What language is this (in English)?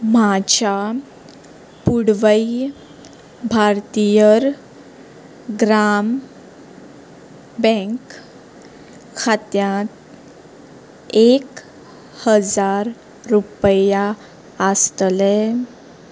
Konkani